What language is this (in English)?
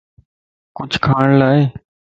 Lasi